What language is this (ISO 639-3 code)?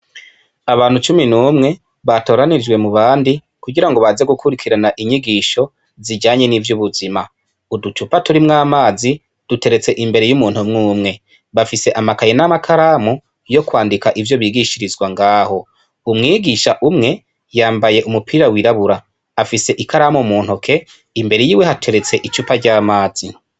run